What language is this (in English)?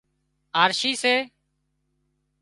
Wadiyara Koli